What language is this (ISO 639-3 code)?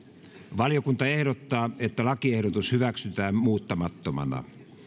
fin